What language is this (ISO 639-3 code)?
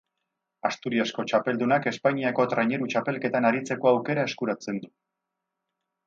eus